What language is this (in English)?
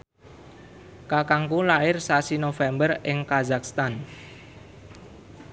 Javanese